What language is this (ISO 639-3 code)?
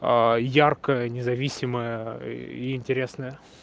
rus